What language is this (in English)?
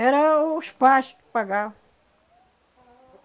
Portuguese